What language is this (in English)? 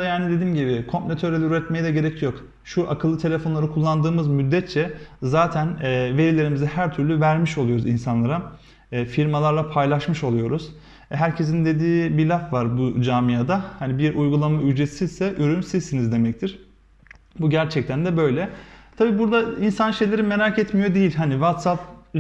Turkish